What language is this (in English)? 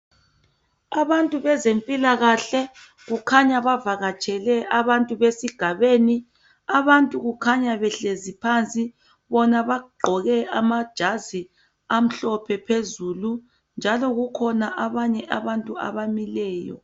North Ndebele